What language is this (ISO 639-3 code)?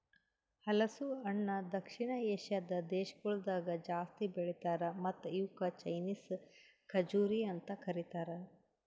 kan